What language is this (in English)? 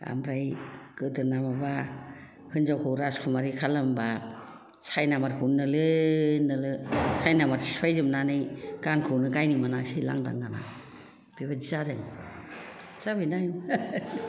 Bodo